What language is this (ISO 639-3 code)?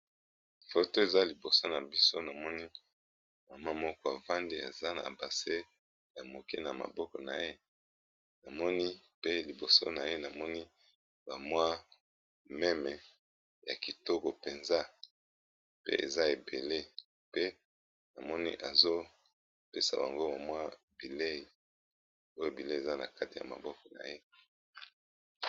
lin